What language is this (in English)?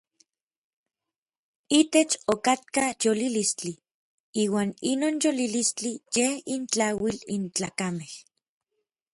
Orizaba Nahuatl